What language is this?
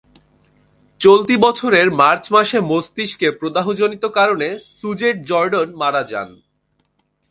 Bangla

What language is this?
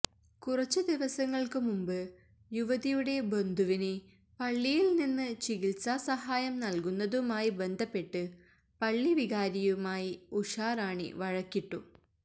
Malayalam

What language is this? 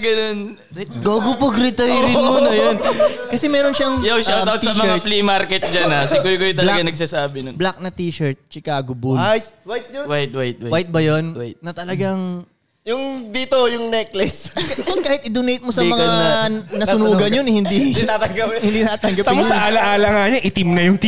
Filipino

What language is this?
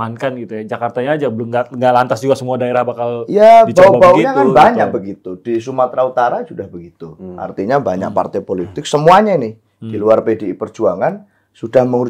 Indonesian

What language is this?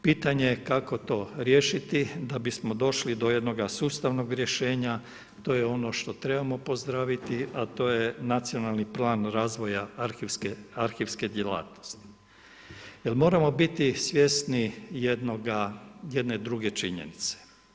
Croatian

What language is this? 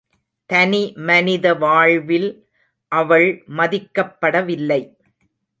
Tamil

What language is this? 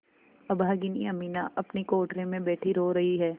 Hindi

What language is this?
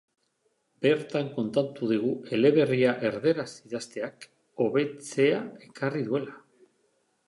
Basque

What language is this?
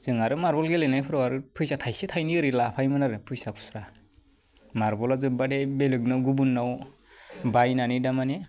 Bodo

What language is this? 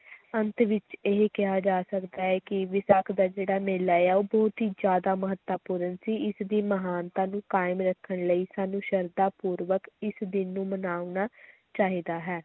Punjabi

